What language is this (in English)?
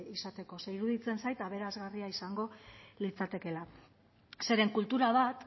Basque